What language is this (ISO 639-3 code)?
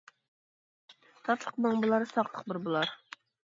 uig